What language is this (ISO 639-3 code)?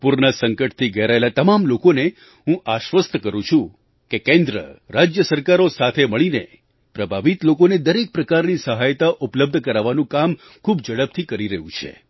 guj